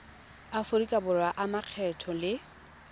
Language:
Tswana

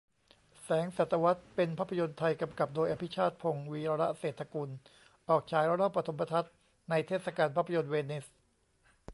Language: Thai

